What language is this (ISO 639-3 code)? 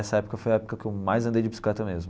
por